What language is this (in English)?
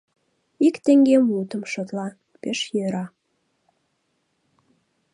Mari